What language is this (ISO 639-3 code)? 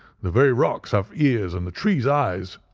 eng